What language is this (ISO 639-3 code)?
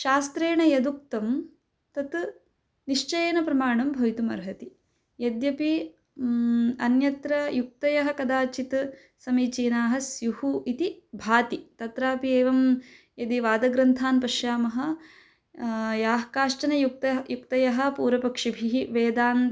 san